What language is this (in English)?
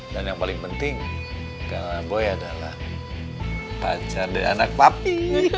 Indonesian